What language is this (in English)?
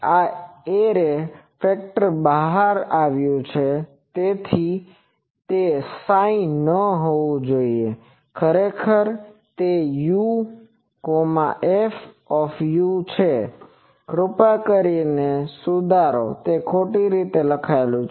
Gujarati